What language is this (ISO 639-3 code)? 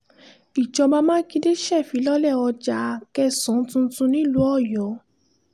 yor